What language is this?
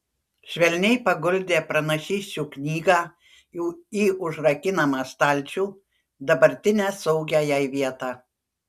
Lithuanian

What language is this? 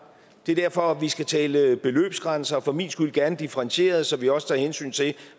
Danish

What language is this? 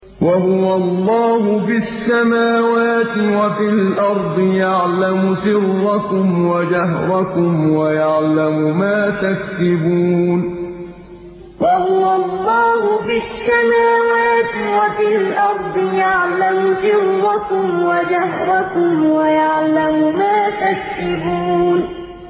Arabic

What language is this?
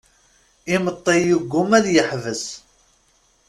Kabyle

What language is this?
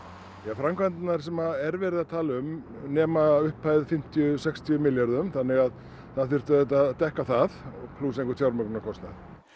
Icelandic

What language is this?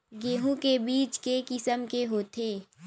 Chhattisgarhi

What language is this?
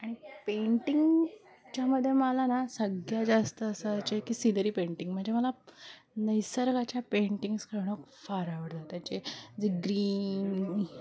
Marathi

